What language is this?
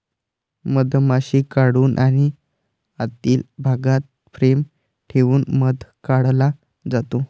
Marathi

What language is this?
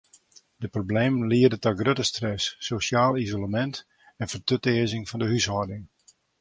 Western Frisian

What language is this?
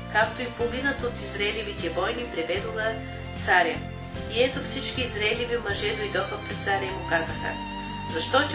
Bulgarian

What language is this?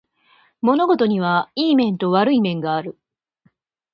Japanese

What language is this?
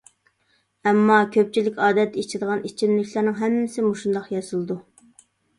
Uyghur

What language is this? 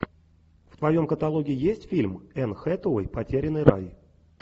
Russian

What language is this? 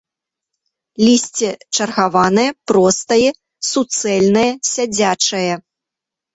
Belarusian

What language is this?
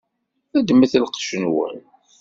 Kabyle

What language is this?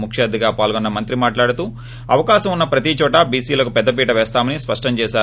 Telugu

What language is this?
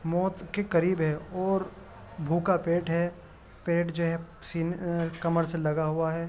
Urdu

